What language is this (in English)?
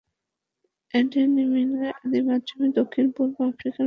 Bangla